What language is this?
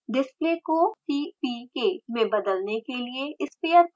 Hindi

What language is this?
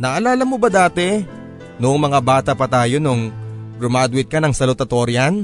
Filipino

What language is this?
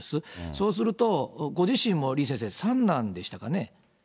Japanese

